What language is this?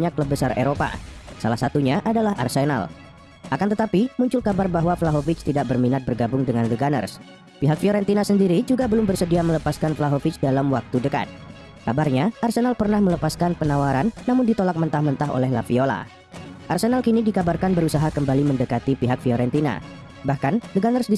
Indonesian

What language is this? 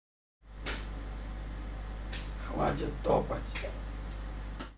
Russian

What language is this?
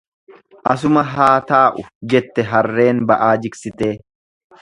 Oromo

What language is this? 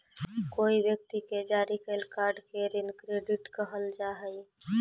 Magahi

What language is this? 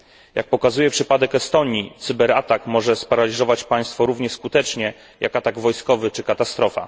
Polish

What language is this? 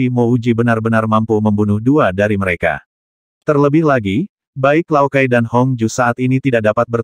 Indonesian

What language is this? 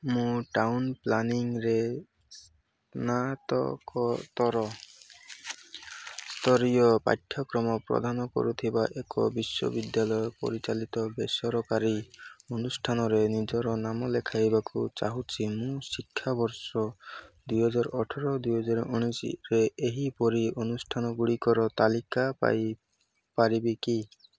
Odia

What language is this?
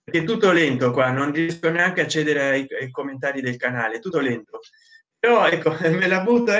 Italian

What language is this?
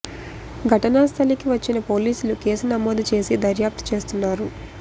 Telugu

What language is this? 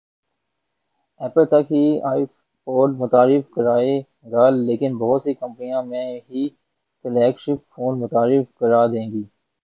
Urdu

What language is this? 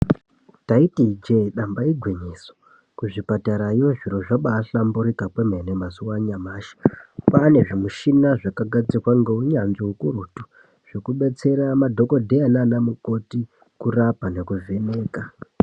Ndau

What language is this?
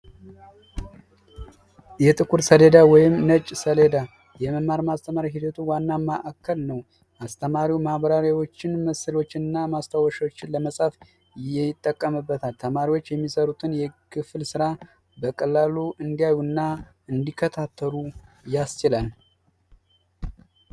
Amharic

